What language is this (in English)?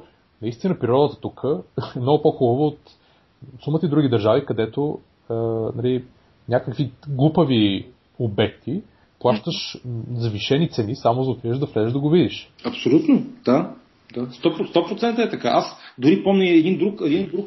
Bulgarian